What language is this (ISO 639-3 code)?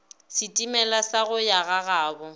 nso